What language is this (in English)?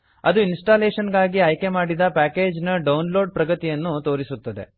Kannada